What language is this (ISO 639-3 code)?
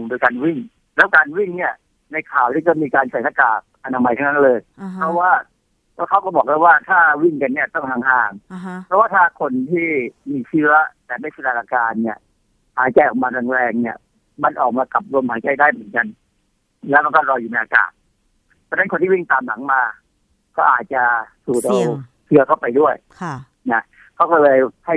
tha